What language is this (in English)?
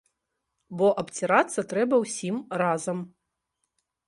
Belarusian